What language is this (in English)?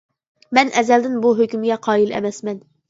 Uyghur